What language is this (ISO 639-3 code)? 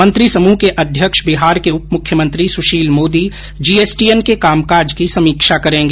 hin